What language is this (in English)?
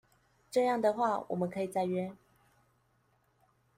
Chinese